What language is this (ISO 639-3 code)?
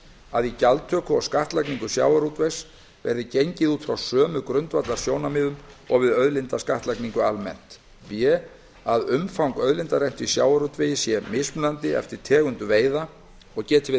isl